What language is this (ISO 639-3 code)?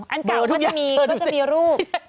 tha